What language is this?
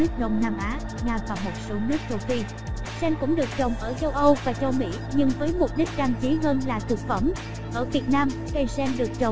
Vietnamese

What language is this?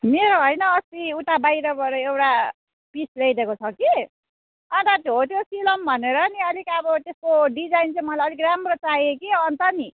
Nepali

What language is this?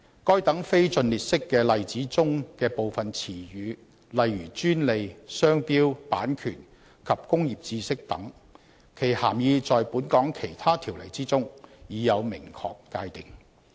Cantonese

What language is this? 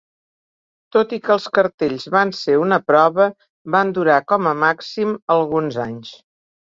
Catalan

